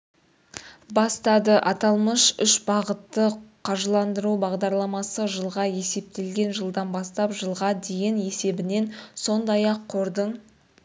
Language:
Kazakh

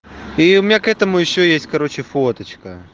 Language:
Russian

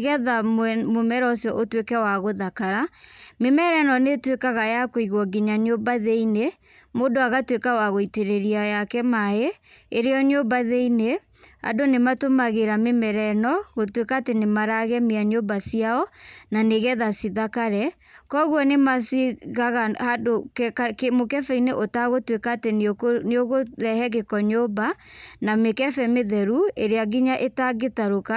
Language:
Kikuyu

